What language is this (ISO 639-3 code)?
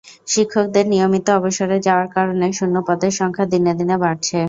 ben